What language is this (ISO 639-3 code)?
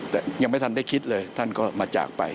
tha